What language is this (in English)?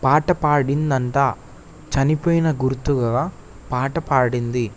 Telugu